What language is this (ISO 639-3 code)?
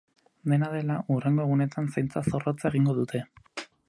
eus